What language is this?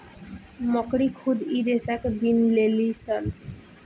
Bhojpuri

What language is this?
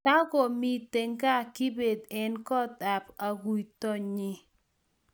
Kalenjin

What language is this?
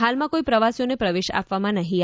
Gujarati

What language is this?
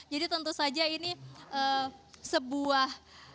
Indonesian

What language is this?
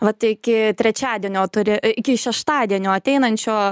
Lithuanian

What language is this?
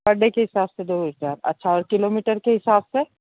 Hindi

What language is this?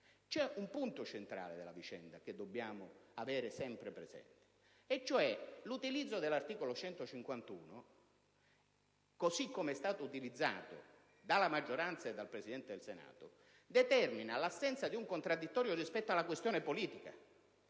Italian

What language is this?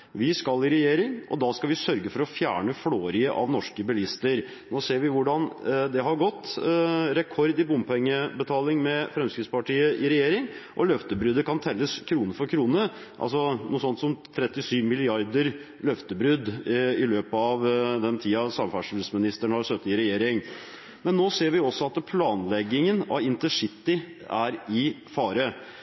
Norwegian Bokmål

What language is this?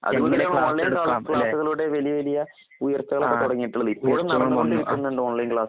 Malayalam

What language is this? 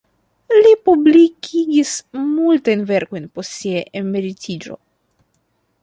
Esperanto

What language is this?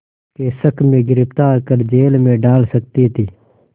Hindi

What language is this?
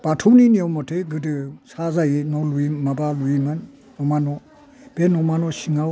Bodo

